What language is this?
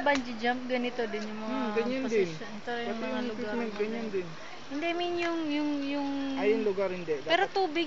Filipino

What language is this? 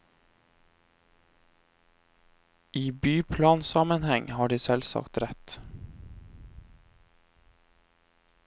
Norwegian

